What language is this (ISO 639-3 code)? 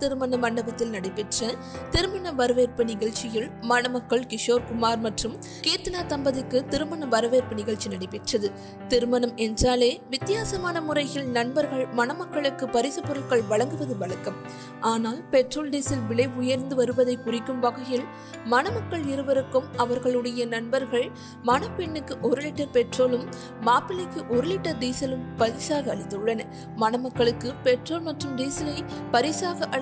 ron